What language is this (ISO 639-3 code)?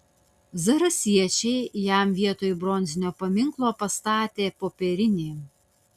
lit